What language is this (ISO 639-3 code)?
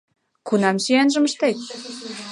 chm